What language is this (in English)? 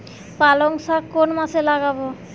Bangla